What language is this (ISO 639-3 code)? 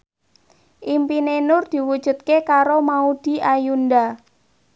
jav